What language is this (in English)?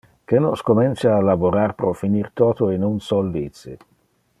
Interlingua